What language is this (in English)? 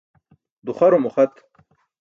Burushaski